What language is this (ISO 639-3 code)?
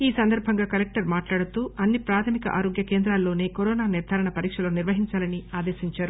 tel